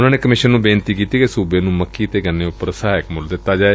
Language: Punjabi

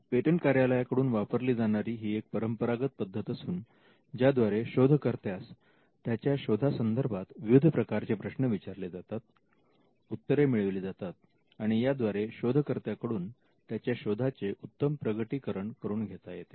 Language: Marathi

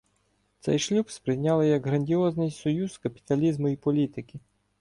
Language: Ukrainian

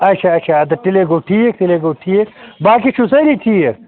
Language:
Kashmiri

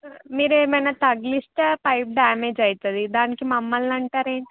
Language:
Telugu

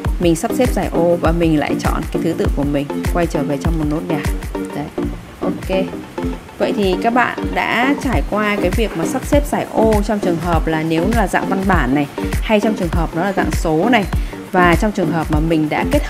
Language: Vietnamese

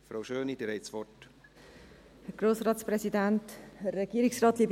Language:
Swiss German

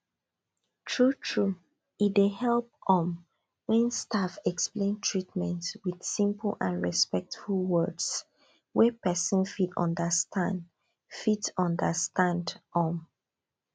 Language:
Nigerian Pidgin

